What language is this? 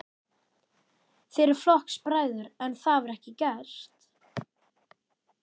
Icelandic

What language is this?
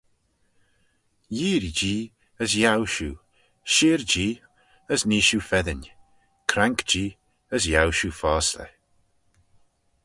Manx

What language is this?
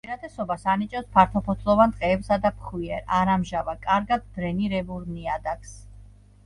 Georgian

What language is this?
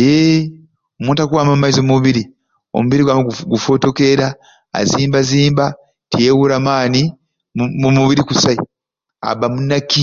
Ruuli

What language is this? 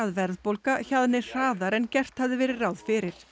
Icelandic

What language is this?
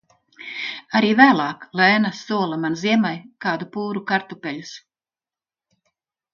Latvian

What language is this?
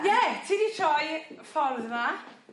Welsh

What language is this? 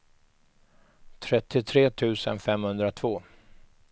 Swedish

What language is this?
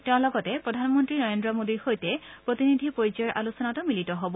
Assamese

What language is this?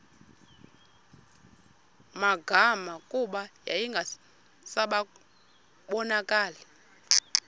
Xhosa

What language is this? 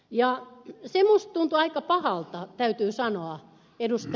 Finnish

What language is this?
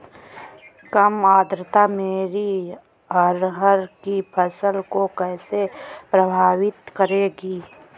Hindi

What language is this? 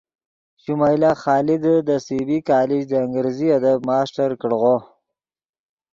Yidgha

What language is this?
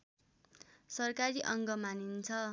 Nepali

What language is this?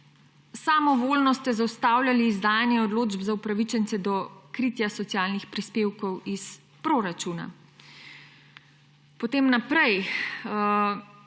Slovenian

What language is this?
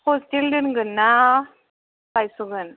Bodo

